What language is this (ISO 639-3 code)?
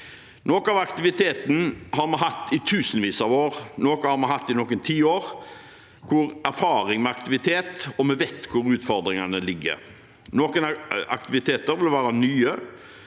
nor